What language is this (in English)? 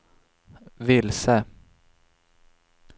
Swedish